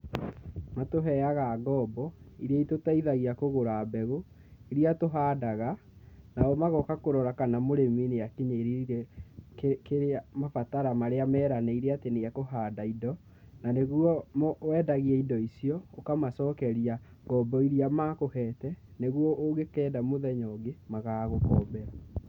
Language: Kikuyu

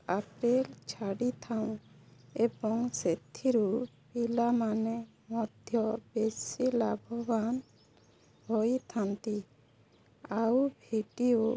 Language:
Odia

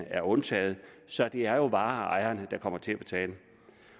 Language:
Danish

